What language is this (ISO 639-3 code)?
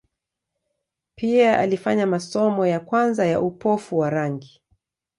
swa